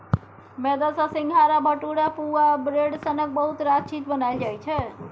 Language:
Maithili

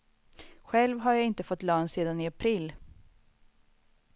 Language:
Swedish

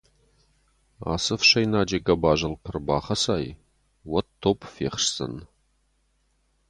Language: Ossetic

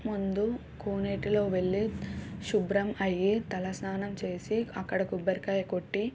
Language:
Telugu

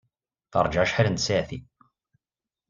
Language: Kabyle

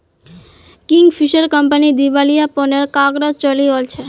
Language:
Magahi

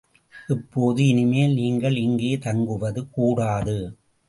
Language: Tamil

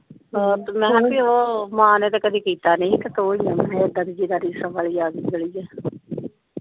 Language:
Punjabi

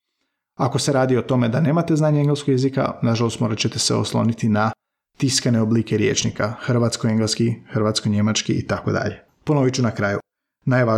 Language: Croatian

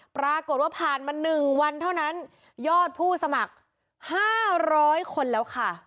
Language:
Thai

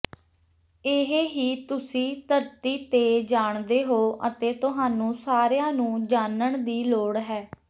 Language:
Punjabi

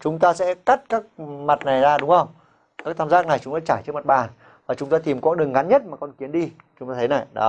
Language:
Vietnamese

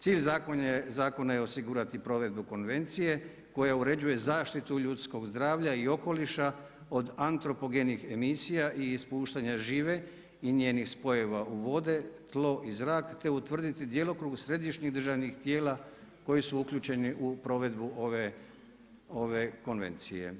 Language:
Croatian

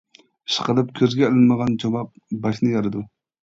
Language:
Uyghur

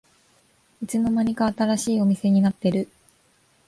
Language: Japanese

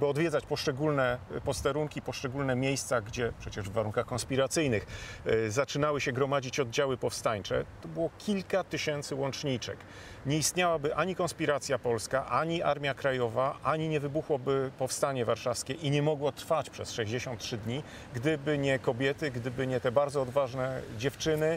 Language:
Polish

